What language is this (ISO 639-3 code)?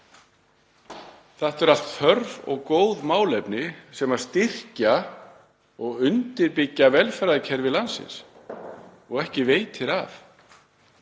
isl